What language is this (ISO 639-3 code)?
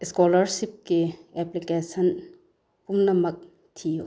mni